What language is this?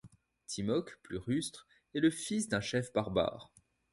French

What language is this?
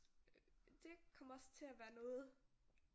Danish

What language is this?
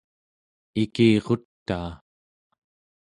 Central Yupik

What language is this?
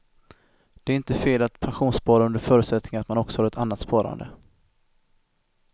Swedish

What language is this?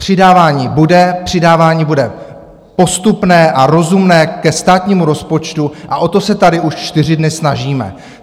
Czech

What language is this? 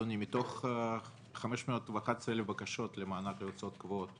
Hebrew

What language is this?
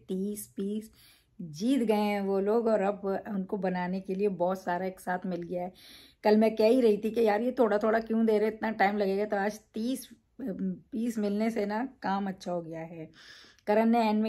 Hindi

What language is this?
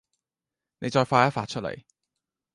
Cantonese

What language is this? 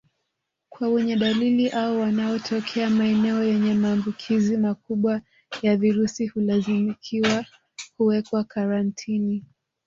Swahili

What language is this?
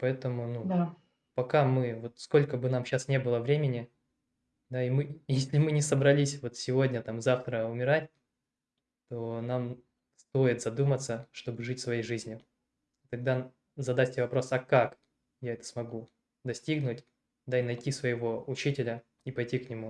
Russian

